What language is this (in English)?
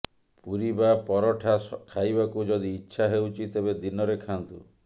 Odia